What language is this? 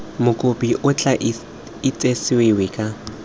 Tswana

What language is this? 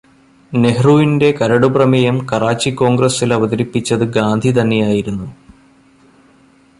Malayalam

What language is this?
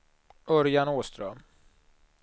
Swedish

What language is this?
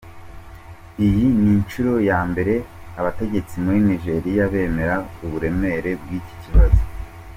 Kinyarwanda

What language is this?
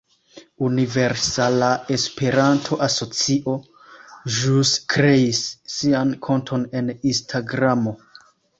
Esperanto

